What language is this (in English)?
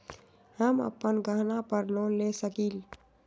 Magahi